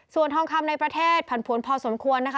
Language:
Thai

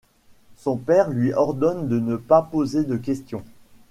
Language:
French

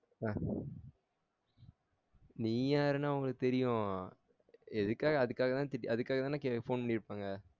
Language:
Tamil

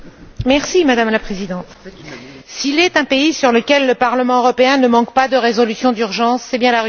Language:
French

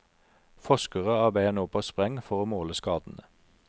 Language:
Norwegian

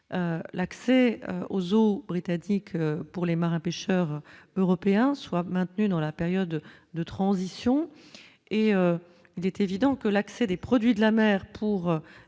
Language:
French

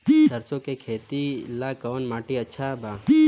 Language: Bhojpuri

